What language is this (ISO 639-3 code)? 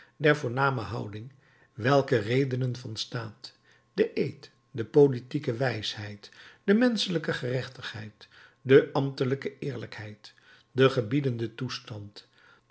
nld